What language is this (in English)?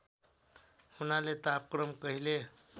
Nepali